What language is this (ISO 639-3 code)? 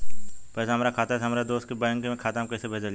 bho